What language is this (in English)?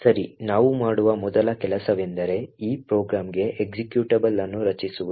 Kannada